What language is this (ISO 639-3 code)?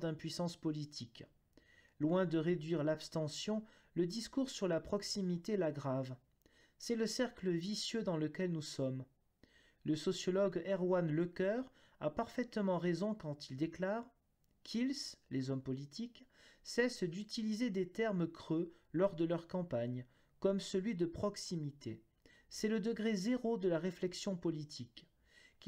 fra